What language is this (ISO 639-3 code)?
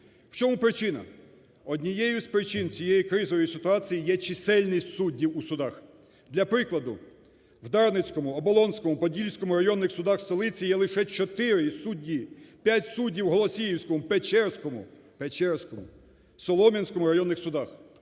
ukr